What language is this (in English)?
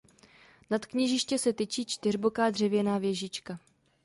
Czech